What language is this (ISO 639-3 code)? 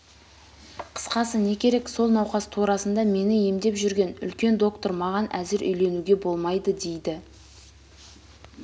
kaz